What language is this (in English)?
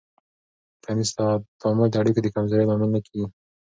Pashto